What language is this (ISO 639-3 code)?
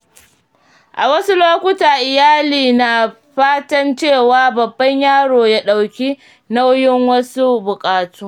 hau